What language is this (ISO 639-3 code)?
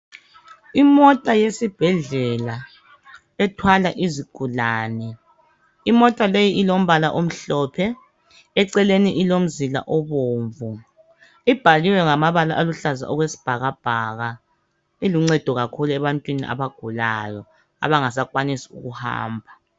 nde